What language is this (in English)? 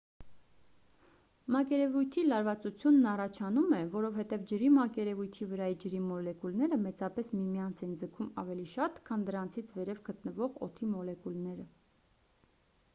Armenian